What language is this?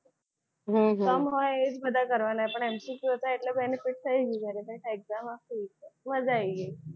Gujarati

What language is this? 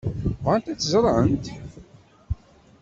Kabyle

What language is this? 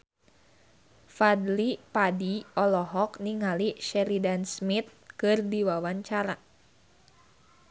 Sundanese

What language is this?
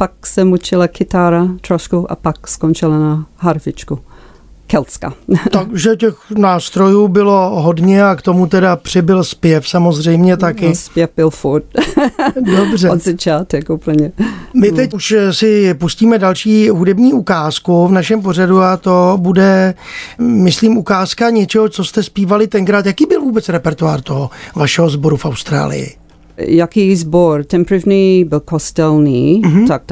Czech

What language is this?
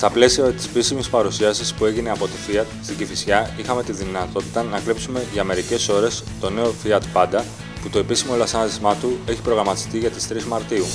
Greek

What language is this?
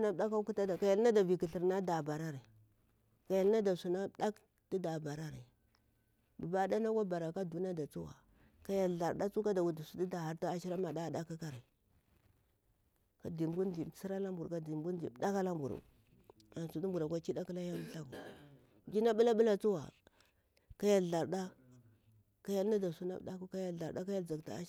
Bura-Pabir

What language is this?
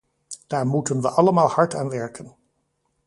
Dutch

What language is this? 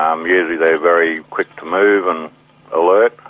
English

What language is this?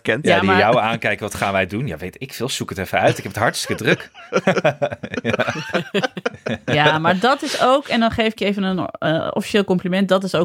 Dutch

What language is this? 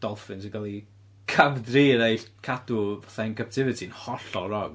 Welsh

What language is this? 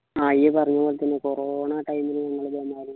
Malayalam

